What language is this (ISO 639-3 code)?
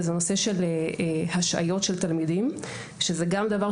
heb